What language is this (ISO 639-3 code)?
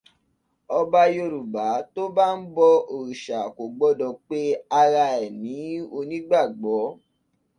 yor